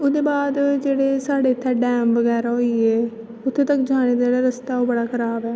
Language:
Dogri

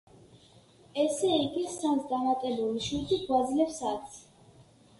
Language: Georgian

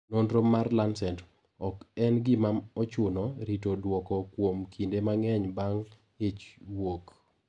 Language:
Luo (Kenya and Tanzania)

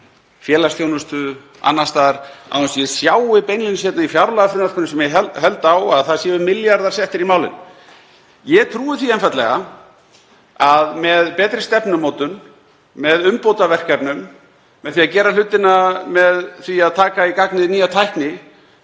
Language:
Icelandic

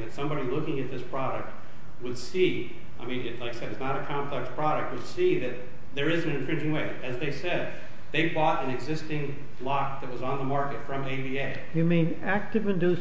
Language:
English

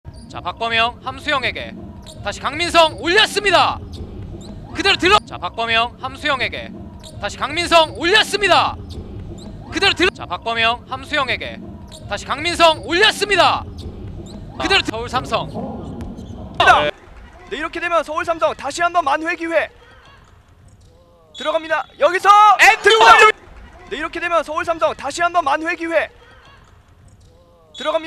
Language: Korean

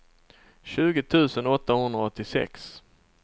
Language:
Swedish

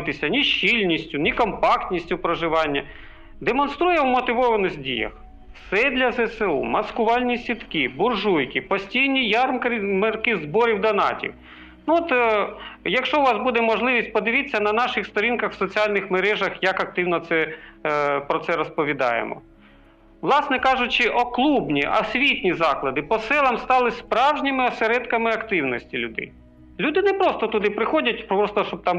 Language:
Ukrainian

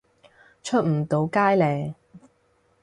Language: Cantonese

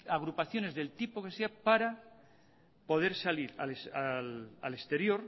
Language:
Spanish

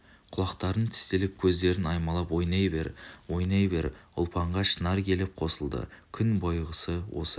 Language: Kazakh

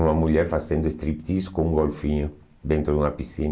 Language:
Portuguese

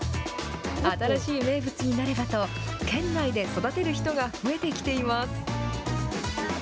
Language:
Japanese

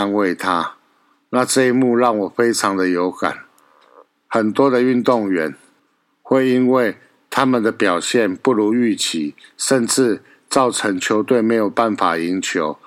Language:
Chinese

